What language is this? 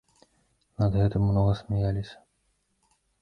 Belarusian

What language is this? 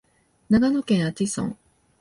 Japanese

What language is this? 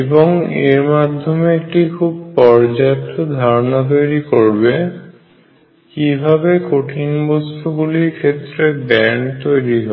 Bangla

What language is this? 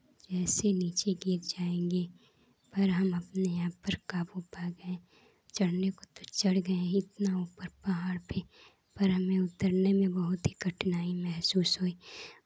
Hindi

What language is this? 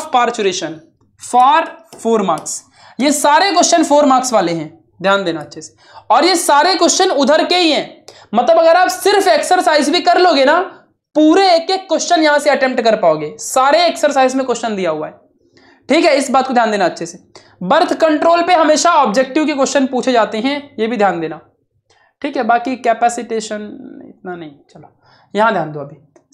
Hindi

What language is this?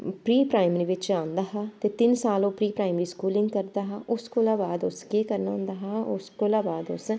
Dogri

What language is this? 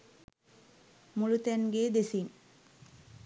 Sinhala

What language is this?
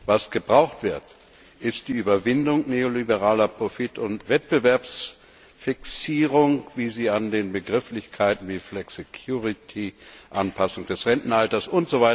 German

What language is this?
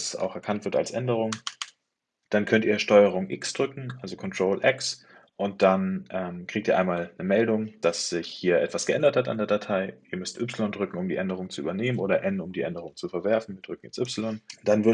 German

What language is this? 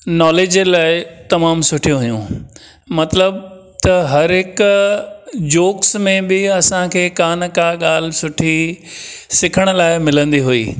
Sindhi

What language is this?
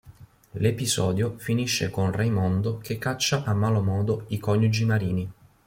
Italian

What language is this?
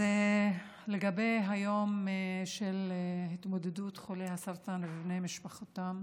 Hebrew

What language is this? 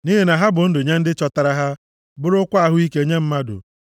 Igbo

